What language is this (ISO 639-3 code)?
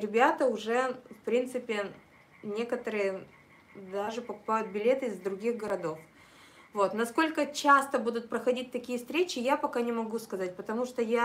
rus